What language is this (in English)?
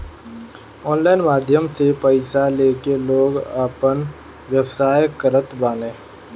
Bhojpuri